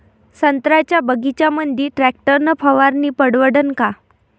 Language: Marathi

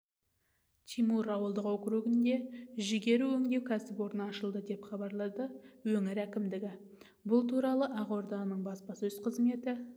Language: Kazakh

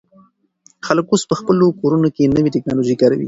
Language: Pashto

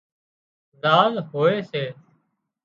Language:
Wadiyara Koli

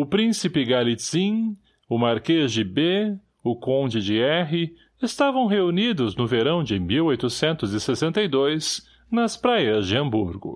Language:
Portuguese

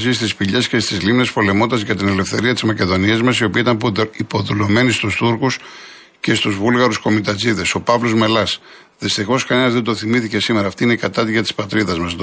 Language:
Greek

